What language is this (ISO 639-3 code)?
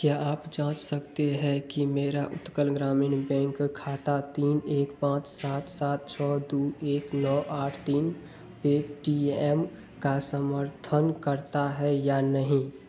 hin